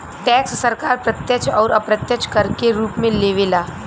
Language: Bhojpuri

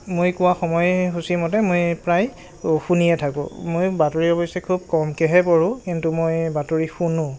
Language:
Assamese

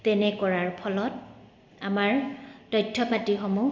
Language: Assamese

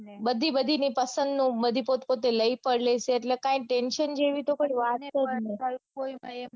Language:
Gujarati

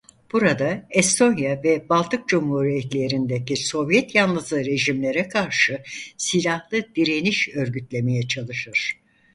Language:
Turkish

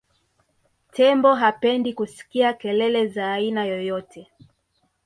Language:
Swahili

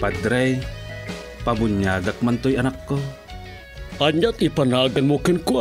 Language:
Filipino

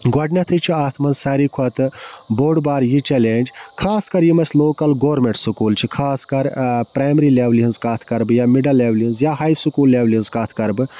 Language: Kashmiri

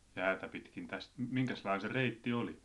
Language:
Finnish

